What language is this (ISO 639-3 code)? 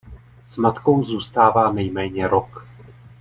ces